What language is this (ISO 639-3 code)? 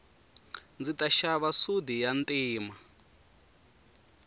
tso